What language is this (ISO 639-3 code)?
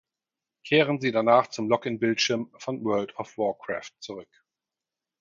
deu